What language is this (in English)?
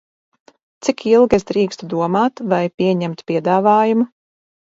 Latvian